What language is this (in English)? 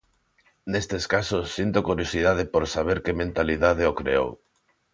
Galician